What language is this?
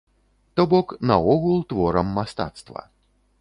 Belarusian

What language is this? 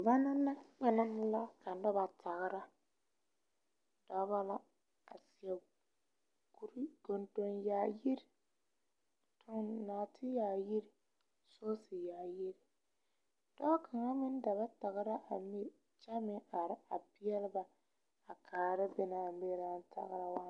Southern Dagaare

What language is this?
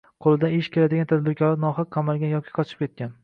Uzbek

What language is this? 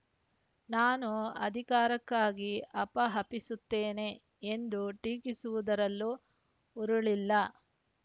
Kannada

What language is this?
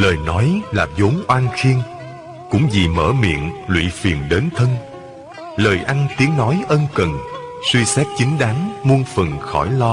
Vietnamese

